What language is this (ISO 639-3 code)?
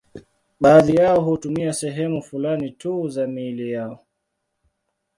swa